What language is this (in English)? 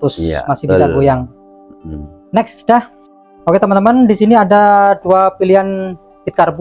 Indonesian